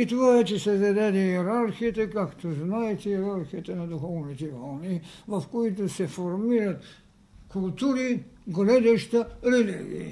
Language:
Bulgarian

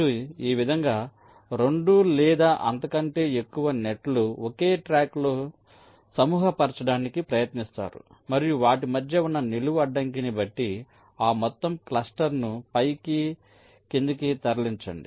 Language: Telugu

